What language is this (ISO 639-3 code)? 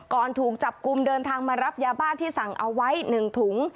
tha